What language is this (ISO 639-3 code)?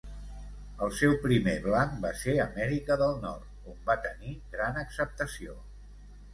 cat